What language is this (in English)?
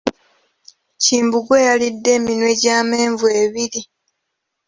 Ganda